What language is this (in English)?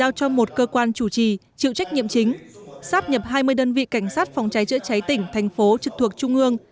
Vietnamese